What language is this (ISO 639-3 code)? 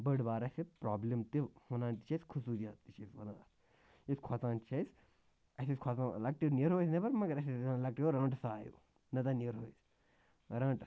kas